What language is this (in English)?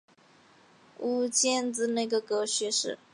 Chinese